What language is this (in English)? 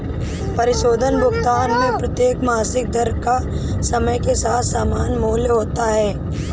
Hindi